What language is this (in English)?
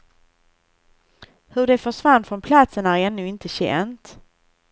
Swedish